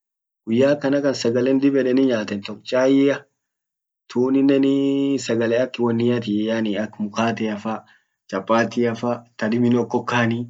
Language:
Orma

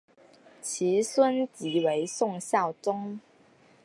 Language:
Chinese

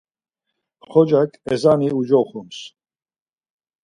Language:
Laz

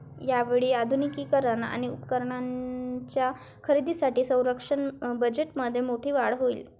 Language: Marathi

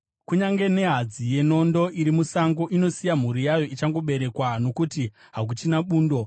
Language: Shona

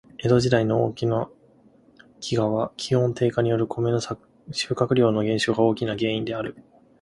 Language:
Japanese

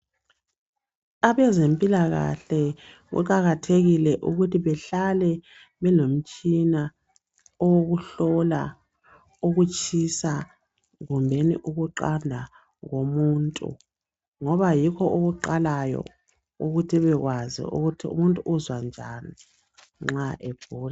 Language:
North Ndebele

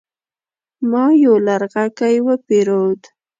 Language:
Pashto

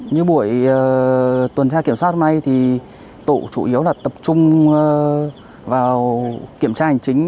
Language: Vietnamese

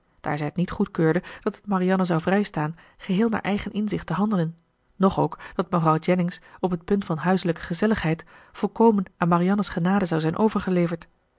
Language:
Dutch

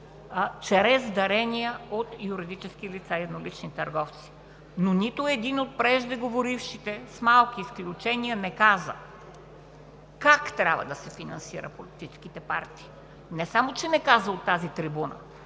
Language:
Bulgarian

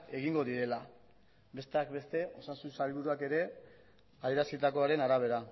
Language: Basque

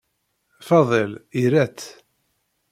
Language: Kabyle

